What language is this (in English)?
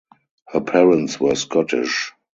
English